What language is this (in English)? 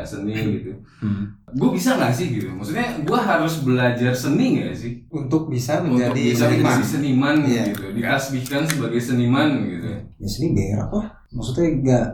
Indonesian